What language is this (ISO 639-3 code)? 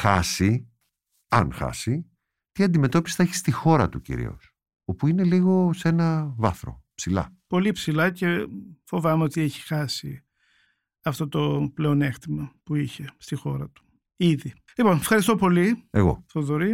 ell